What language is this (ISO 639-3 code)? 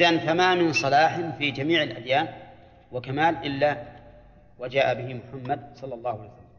ara